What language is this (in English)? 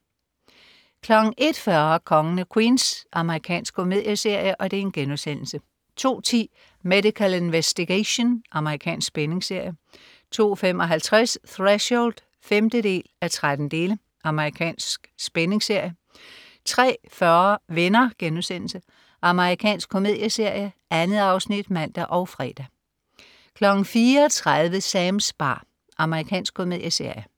Danish